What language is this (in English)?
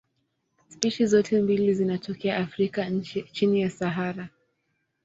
Swahili